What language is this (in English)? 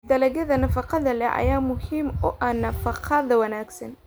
Somali